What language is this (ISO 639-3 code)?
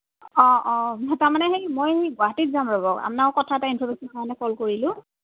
asm